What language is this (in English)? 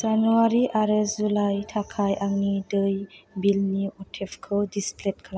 Bodo